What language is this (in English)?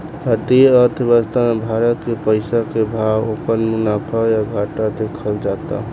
Bhojpuri